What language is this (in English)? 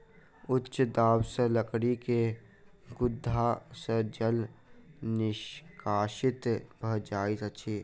Maithili